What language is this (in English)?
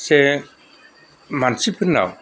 Bodo